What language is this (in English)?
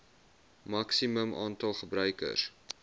Afrikaans